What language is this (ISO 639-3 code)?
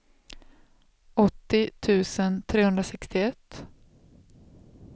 swe